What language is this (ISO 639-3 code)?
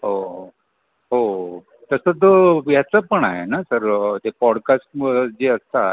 mar